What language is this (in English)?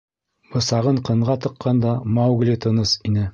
Bashkir